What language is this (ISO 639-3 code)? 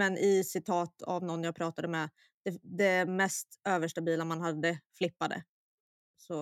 swe